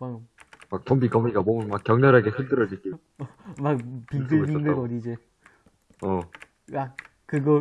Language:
Korean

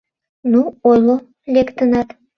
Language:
Mari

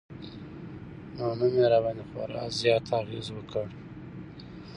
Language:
Pashto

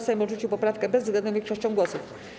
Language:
Polish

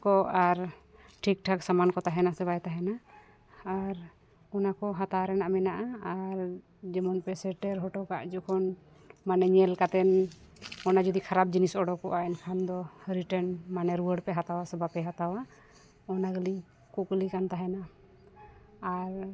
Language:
Santali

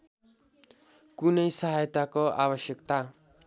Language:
Nepali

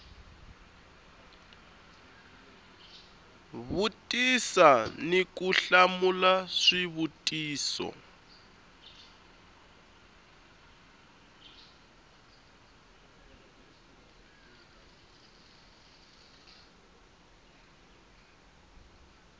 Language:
Tsonga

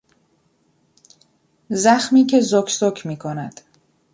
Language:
Persian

